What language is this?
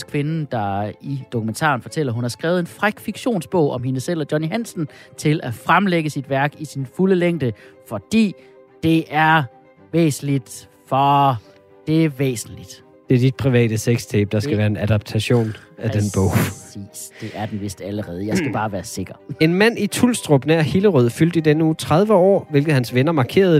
Danish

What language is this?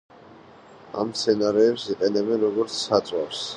Georgian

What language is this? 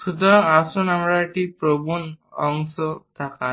Bangla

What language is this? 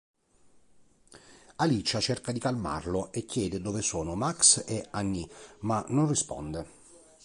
Italian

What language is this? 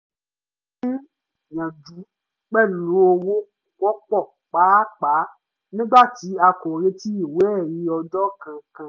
Yoruba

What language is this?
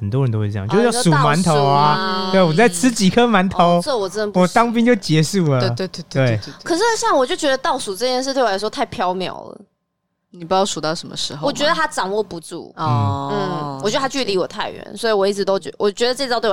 Chinese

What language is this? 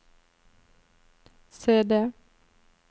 Norwegian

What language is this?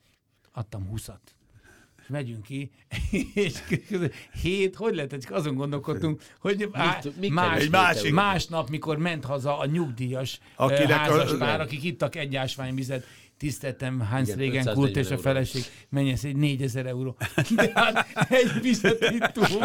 Hungarian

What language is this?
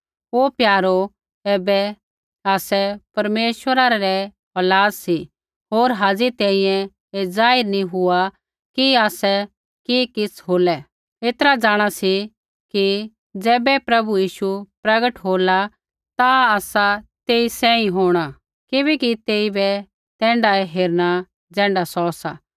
Kullu Pahari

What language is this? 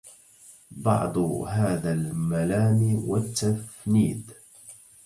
Arabic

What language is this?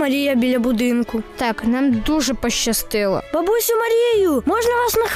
Ukrainian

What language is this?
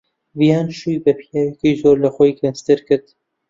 Central Kurdish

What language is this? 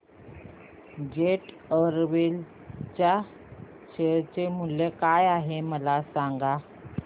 Marathi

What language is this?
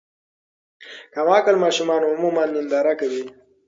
Pashto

